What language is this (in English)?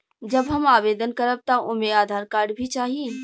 Bhojpuri